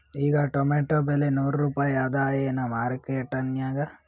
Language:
Kannada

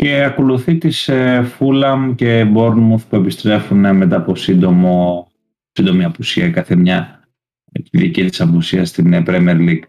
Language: Greek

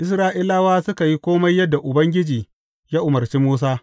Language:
Hausa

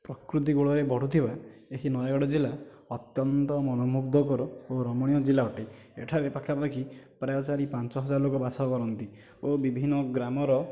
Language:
Odia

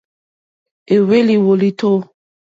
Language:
Mokpwe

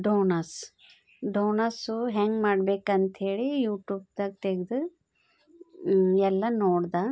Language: Kannada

